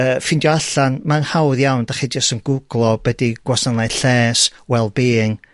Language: Welsh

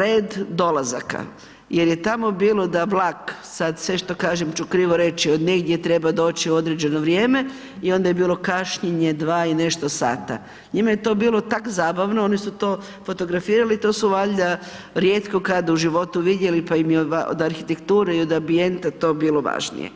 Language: Croatian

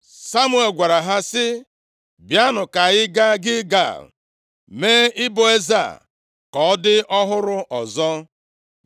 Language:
Igbo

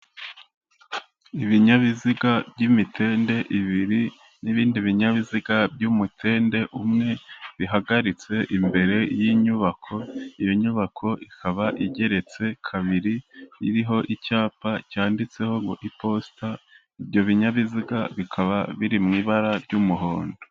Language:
Kinyarwanda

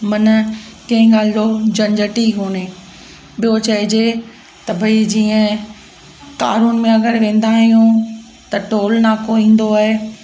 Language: Sindhi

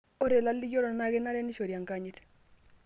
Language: Masai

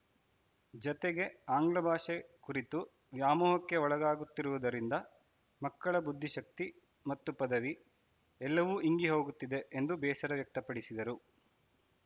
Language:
Kannada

